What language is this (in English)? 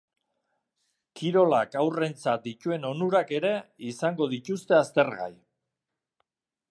Basque